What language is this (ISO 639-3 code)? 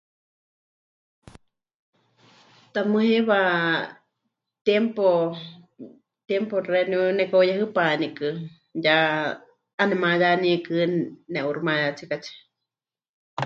hch